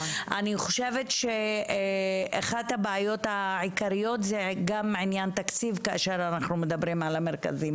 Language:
Hebrew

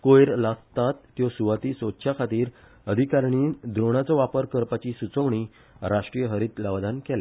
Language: Konkani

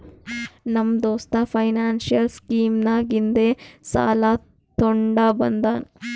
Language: Kannada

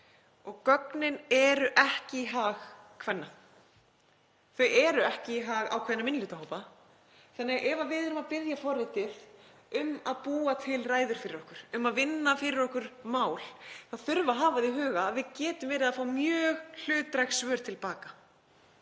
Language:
Icelandic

